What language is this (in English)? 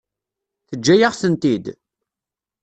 Kabyle